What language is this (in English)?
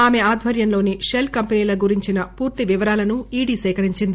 Telugu